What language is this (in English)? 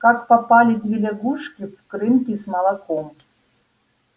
Russian